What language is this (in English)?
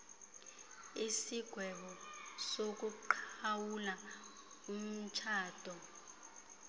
Xhosa